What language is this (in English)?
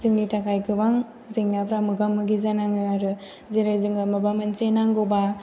Bodo